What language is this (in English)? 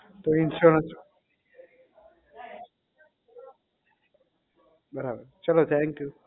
Gujarati